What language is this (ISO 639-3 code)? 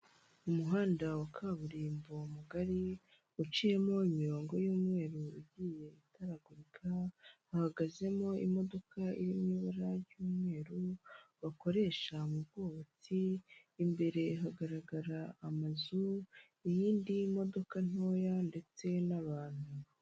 kin